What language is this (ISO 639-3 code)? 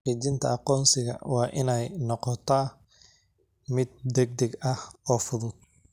som